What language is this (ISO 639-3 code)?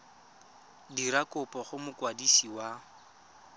tsn